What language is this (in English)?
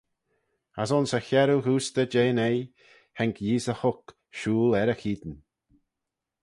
Manx